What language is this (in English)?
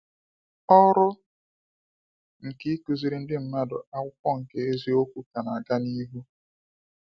Igbo